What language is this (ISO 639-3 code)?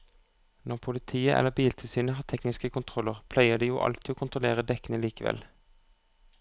nor